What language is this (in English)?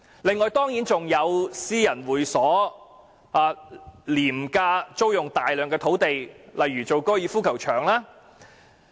Cantonese